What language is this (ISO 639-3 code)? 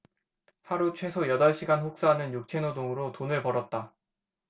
kor